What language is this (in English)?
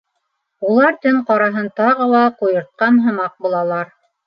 Bashkir